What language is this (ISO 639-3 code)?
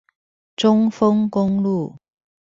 zho